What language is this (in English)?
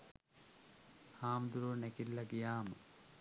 Sinhala